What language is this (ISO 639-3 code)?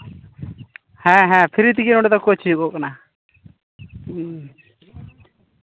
sat